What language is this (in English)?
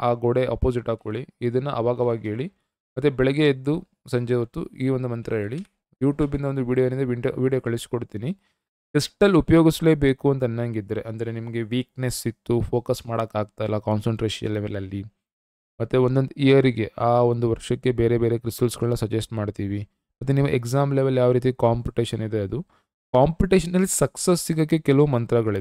Kannada